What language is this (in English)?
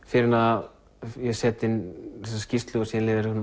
Icelandic